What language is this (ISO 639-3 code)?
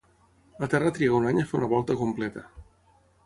cat